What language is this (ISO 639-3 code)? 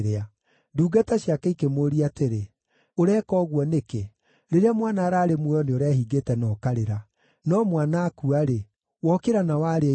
kik